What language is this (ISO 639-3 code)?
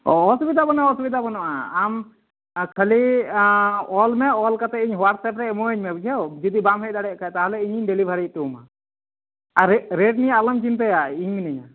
sat